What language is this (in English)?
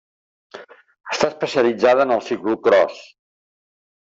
Catalan